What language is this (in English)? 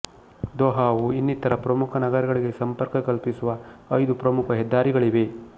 Kannada